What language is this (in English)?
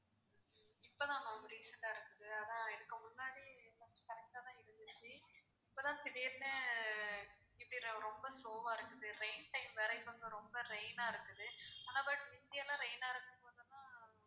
Tamil